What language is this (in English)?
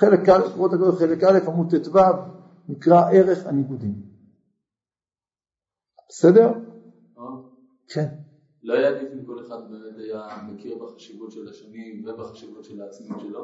Hebrew